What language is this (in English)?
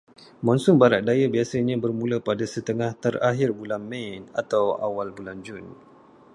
Malay